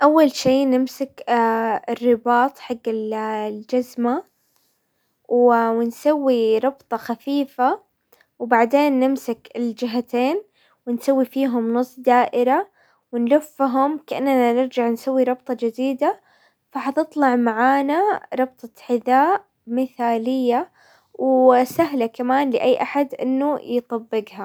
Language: Hijazi Arabic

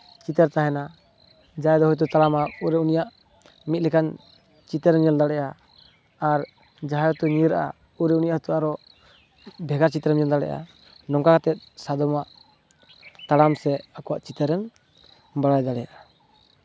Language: Santali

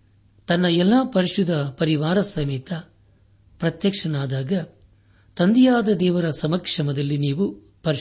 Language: Kannada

